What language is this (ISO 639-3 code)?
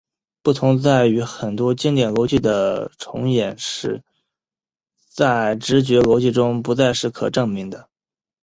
zho